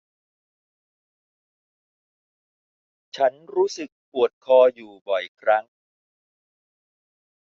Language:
Thai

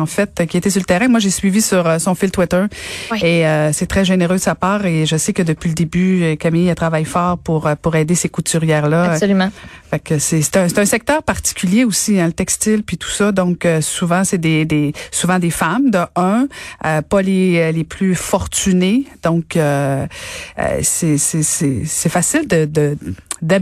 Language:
French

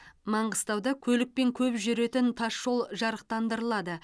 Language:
Kazakh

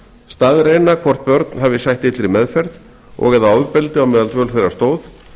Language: Icelandic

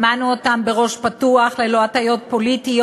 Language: Hebrew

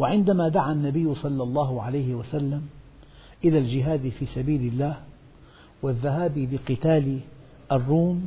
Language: Arabic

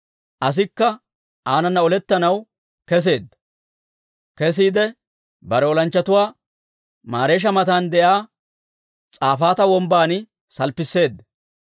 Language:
Dawro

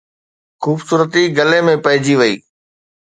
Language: Sindhi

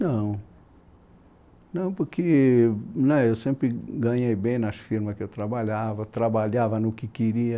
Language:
Portuguese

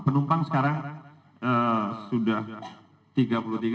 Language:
Indonesian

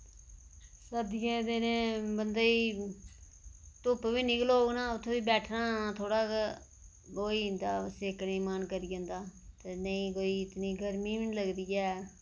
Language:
Dogri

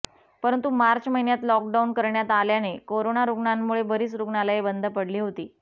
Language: Marathi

